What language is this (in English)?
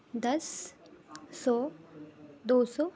Urdu